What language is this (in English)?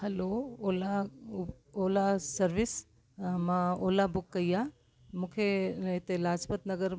Sindhi